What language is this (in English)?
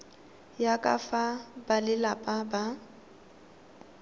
Tswana